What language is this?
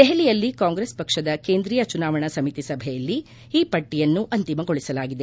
Kannada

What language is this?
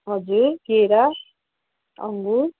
Nepali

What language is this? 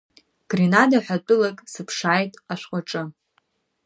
Abkhazian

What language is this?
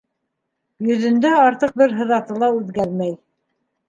Bashkir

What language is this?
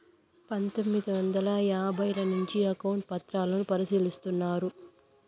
Telugu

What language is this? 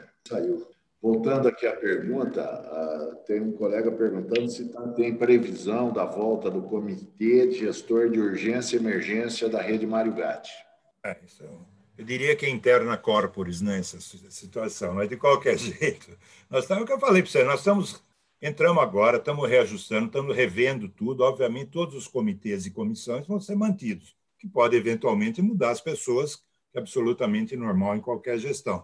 Portuguese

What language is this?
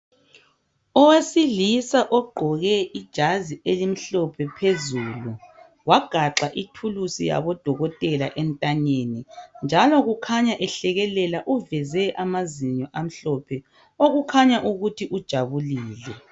North Ndebele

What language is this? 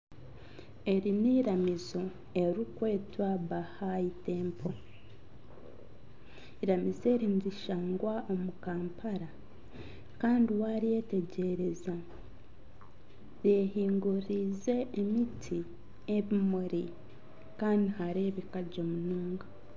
Nyankole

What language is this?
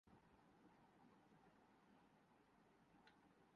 Urdu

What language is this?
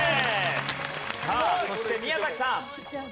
Japanese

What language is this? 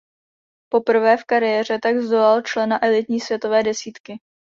Czech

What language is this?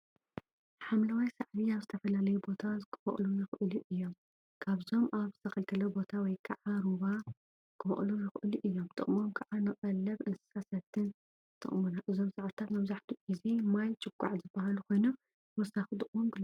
Tigrinya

